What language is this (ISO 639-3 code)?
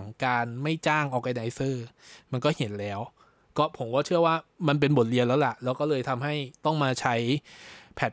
tha